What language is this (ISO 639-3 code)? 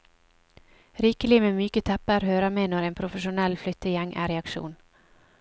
nor